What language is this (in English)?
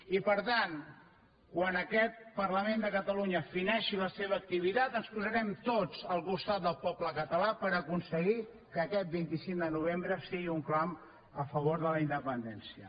Catalan